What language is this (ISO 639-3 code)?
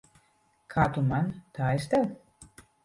lav